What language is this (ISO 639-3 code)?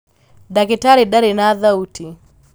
kik